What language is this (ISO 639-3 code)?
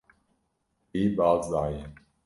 kur